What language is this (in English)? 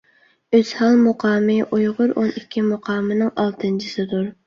Uyghur